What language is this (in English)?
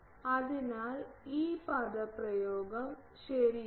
Malayalam